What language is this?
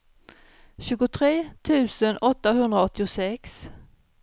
Swedish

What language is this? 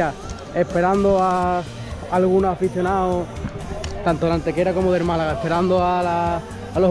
Spanish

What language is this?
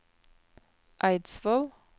Norwegian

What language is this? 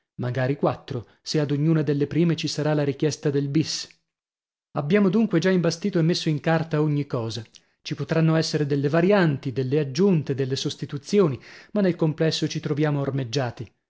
Italian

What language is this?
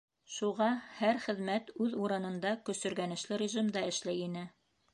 Bashkir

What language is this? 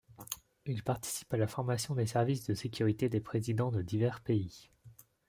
French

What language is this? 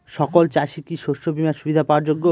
Bangla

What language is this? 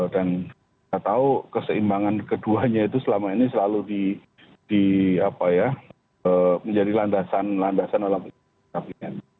Indonesian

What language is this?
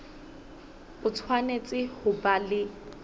Southern Sotho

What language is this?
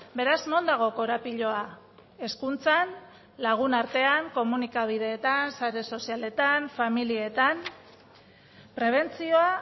Basque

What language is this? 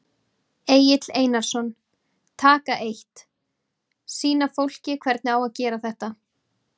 Icelandic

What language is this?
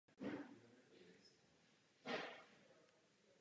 Czech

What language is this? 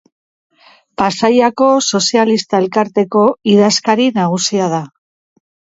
Basque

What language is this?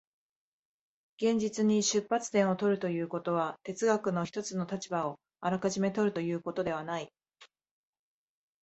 Japanese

